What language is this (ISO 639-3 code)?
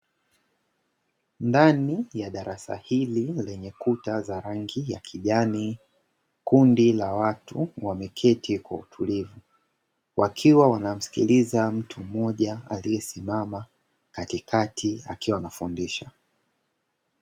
swa